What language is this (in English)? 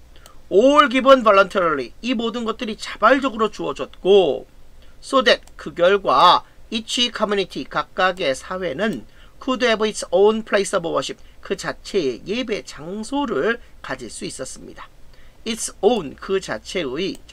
Korean